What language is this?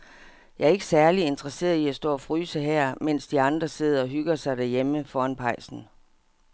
Danish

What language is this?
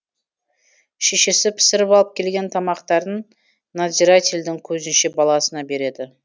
Kazakh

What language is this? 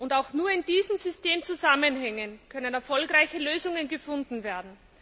German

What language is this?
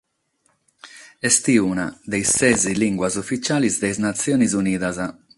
Sardinian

